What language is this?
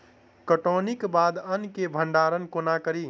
Maithili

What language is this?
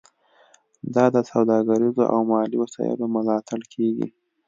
Pashto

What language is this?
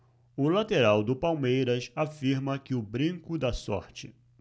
Portuguese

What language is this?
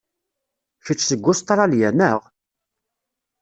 Kabyle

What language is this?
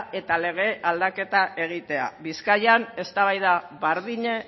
Basque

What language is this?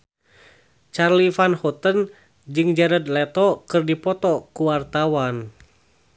Sundanese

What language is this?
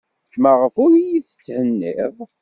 Kabyle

